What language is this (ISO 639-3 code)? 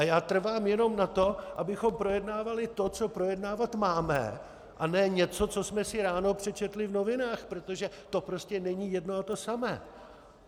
ces